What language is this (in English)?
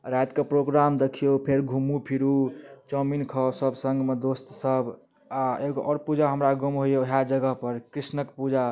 Maithili